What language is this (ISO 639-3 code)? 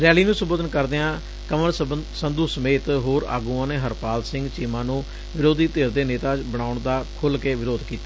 pan